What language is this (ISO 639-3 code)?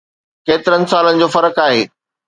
snd